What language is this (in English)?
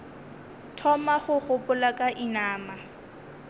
Northern Sotho